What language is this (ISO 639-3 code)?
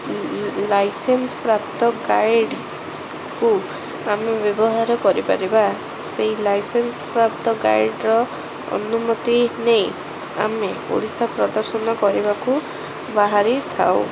ori